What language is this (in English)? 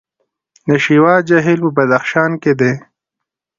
Pashto